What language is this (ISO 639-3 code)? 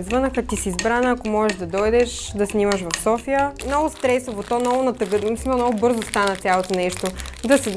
bul